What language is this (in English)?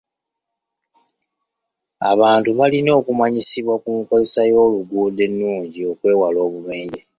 Ganda